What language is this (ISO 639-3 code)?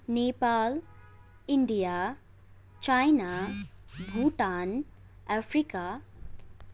nep